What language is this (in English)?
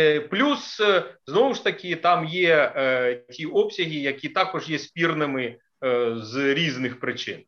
Ukrainian